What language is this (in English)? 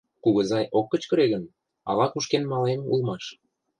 Mari